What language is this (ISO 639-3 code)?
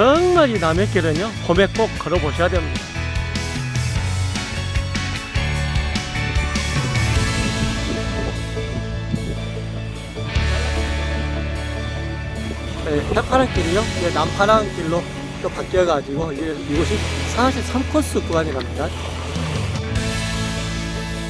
kor